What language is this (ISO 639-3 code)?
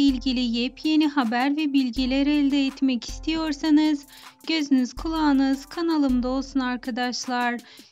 tur